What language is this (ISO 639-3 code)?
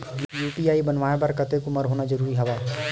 hne